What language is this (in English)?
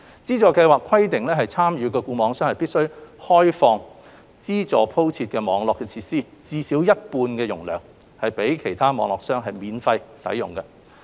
Cantonese